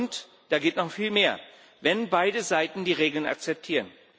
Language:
German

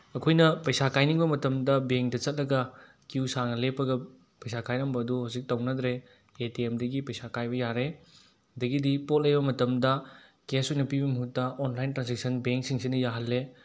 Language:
Manipuri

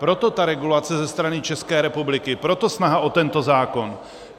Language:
Czech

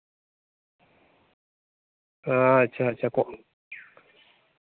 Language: Santali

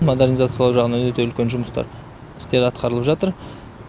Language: Kazakh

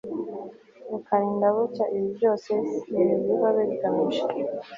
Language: Kinyarwanda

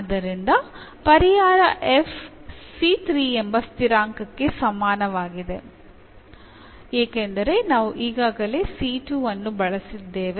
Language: Kannada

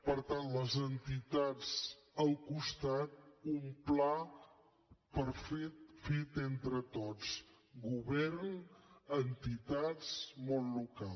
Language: Catalan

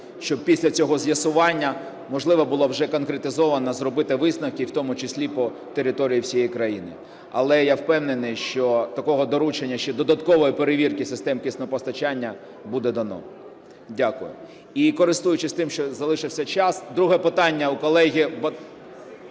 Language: Ukrainian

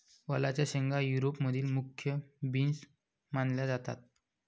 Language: Marathi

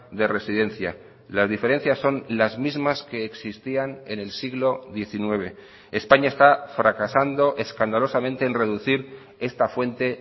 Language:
Spanish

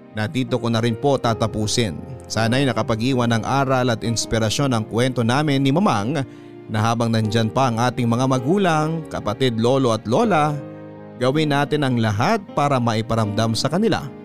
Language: Filipino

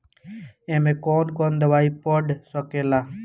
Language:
Bhojpuri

